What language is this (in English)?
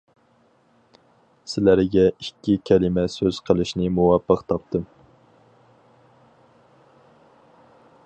Uyghur